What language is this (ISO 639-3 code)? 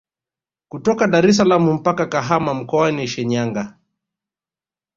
swa